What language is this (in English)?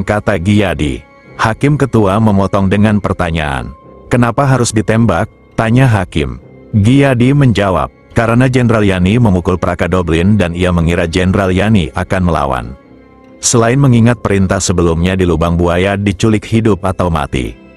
Indonesian